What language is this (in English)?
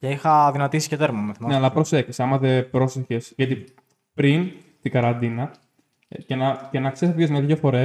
Greek